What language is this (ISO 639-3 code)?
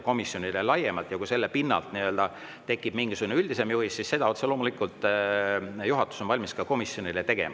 est